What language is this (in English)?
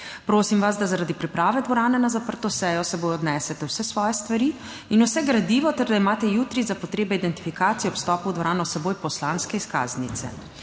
Slovenian